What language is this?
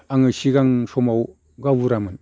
Bodo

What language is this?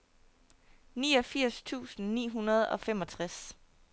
Danish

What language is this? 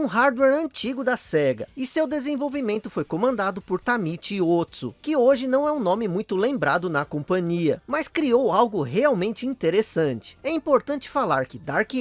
Portuguese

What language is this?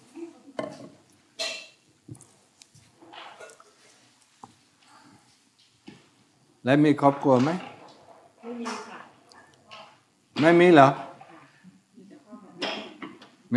Thai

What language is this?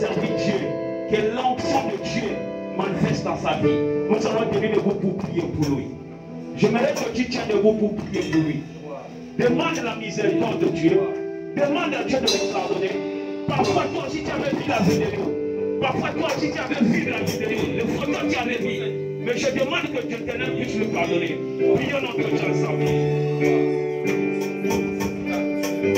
French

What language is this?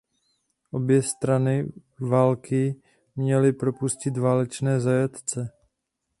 Czech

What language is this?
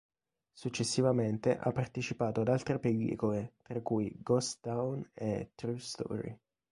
Italian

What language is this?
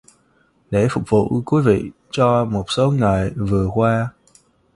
Vietnamese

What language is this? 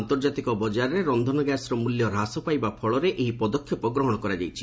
Odia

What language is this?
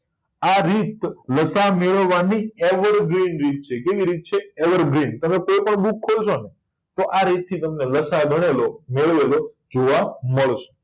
Gujarati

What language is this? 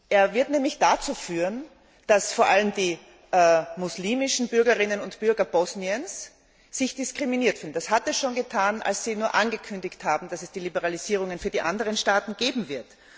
German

